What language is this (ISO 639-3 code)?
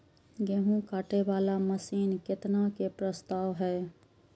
mai